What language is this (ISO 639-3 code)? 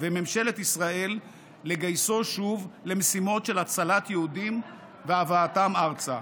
heb